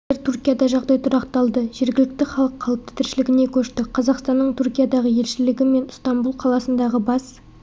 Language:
Kazakh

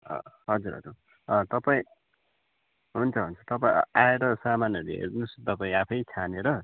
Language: Nepali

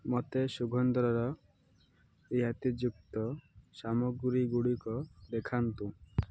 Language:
Odia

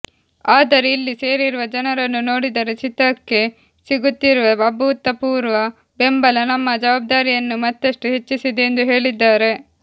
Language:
Kannada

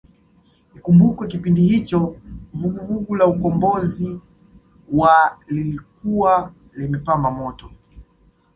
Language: Swahili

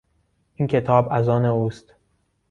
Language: Persian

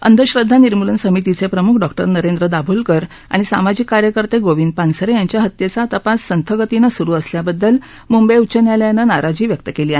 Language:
Marathi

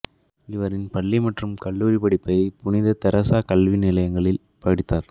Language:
Tamil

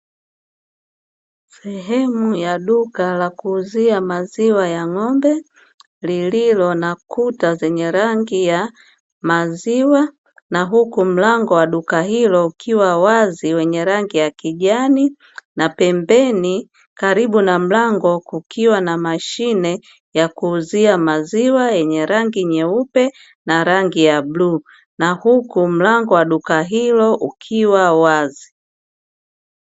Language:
Swahili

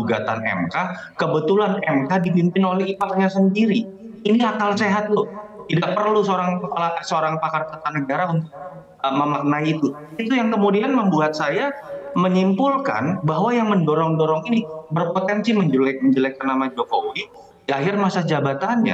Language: Indonesian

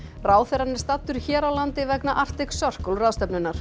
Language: Icelandic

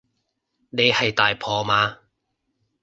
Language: Cantonese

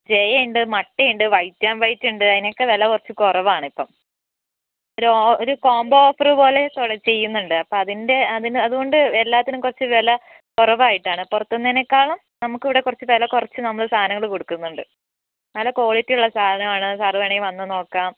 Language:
Malayalam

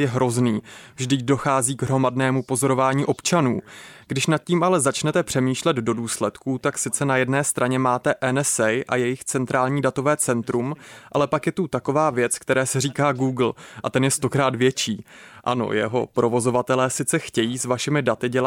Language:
Czech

